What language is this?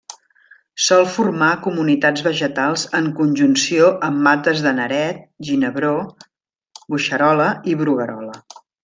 Catalan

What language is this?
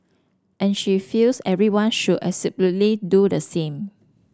English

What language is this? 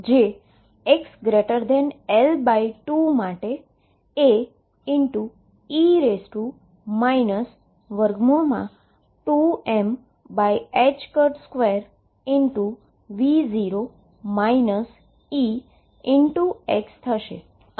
Gujarati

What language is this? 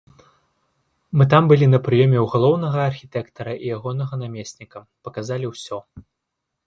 Belarusian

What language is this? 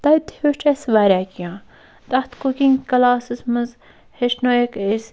Kashmiri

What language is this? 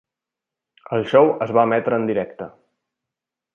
Catalan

